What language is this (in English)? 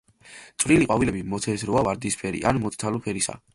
Georgian